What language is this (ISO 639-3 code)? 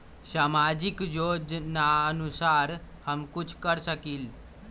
mag